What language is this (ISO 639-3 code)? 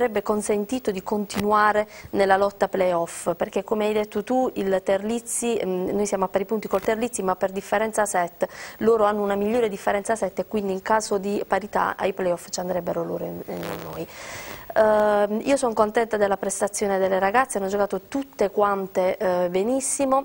ita